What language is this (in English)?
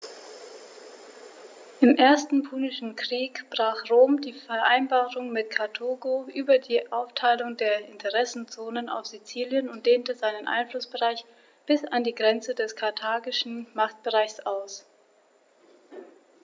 German